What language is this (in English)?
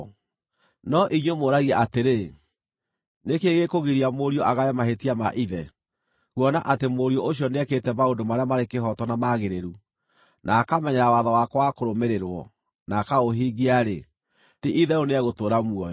Kikuyu